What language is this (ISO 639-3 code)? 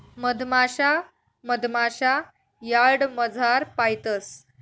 mar